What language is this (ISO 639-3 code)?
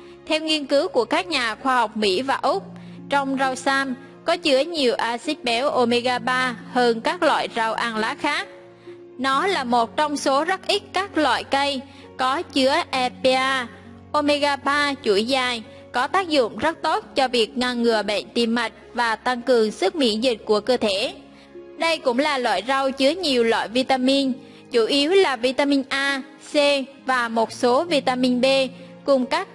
vie